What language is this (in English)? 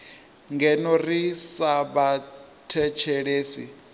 Venda